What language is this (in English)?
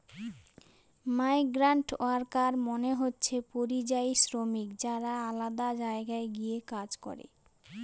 Bangla